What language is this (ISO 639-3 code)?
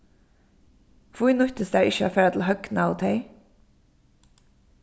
fao